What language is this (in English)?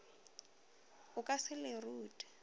Northern Sotho